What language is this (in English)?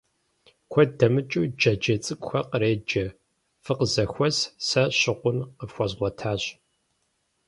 Kabardian